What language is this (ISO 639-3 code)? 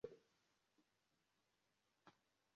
epo